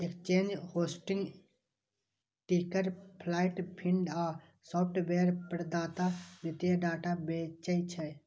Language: Maithili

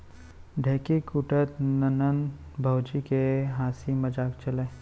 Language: Chhattisgarhi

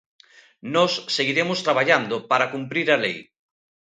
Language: Galician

